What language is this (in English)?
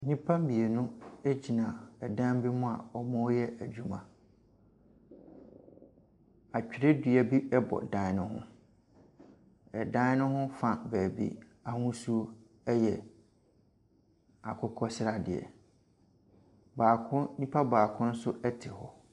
Akan